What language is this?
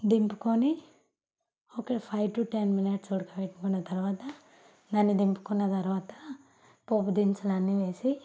Telugu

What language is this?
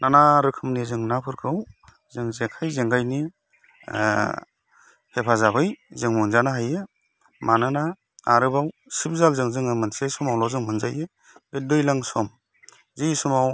Bodo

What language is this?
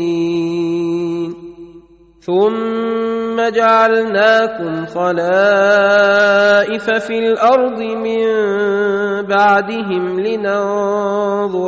Arabic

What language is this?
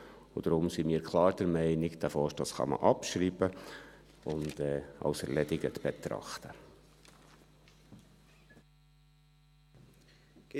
Swiss German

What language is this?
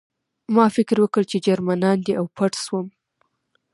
Pashto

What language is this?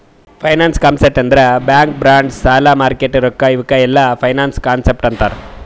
Kannada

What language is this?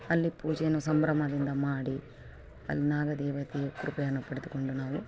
Kannada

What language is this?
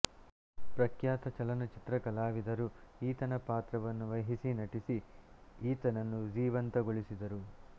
Kannada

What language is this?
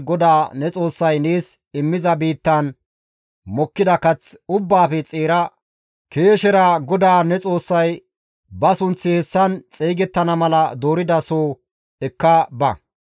Gamo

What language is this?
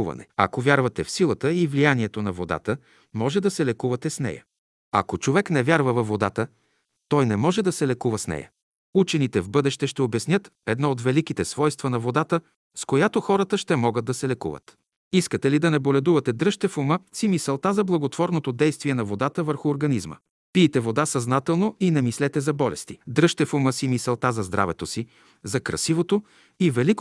Bulgarian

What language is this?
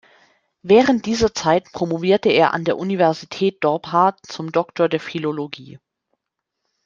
German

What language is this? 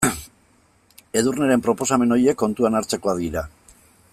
Basque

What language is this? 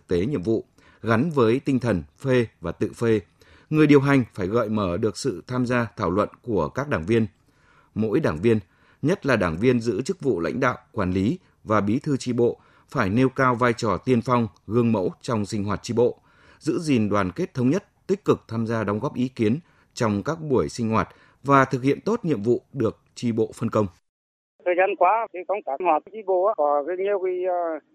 Vietnamese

